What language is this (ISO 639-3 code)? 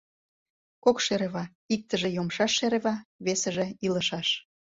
chm